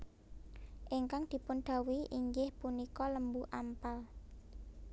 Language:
Javanese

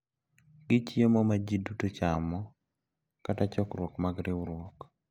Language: Luo (Kenya and Tanzania)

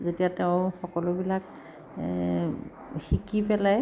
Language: Assamese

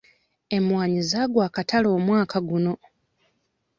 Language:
Ganda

